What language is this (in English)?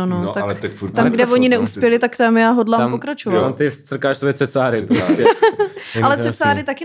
Czech